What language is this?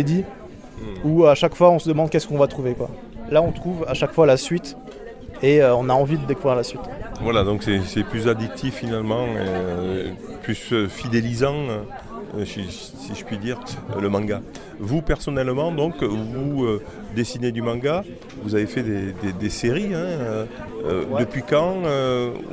French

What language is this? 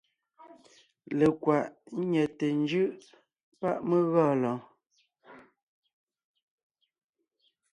Ngiemboon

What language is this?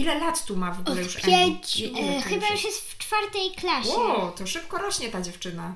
Polish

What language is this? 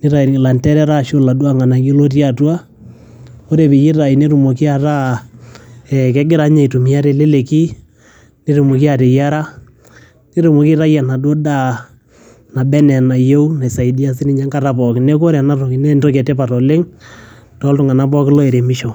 Masai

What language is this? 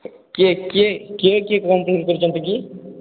Odia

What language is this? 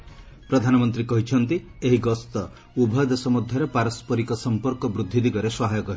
Odia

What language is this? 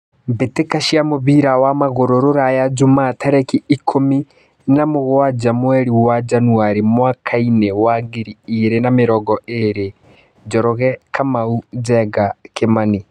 Kikuyu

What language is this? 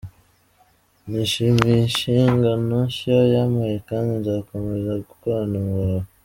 Kinyarwanda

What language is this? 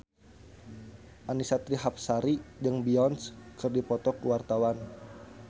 Sundanese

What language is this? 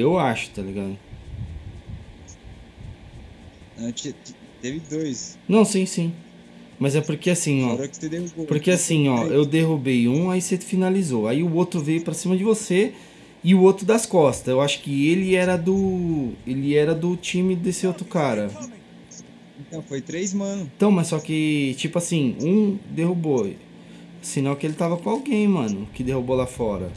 Portuguese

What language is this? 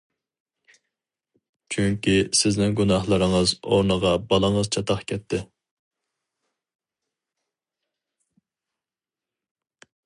Uyghur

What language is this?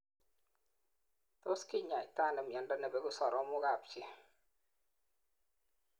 Kalenjin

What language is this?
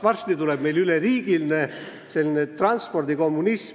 Estonian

